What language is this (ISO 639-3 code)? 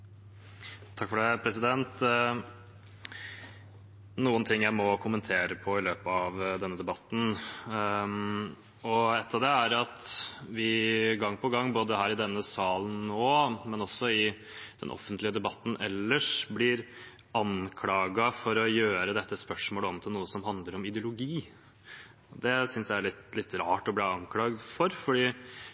nob